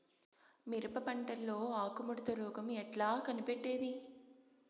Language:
Telugu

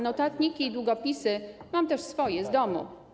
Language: Polish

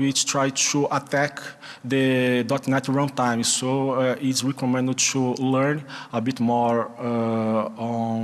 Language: English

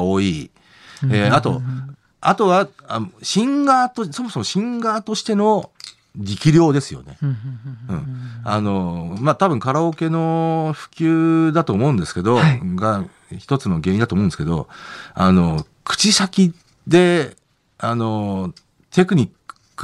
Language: Japanese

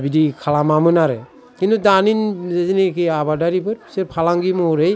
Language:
Bodo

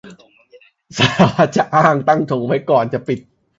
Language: Thai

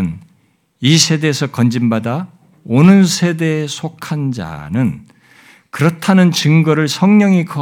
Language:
Korean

